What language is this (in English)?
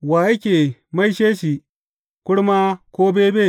Hausa